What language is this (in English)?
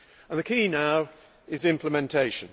English